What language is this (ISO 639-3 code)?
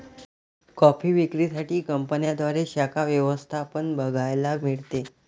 mar